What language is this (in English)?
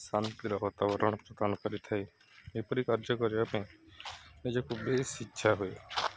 Odia